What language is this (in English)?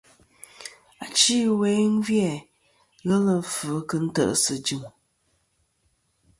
Kom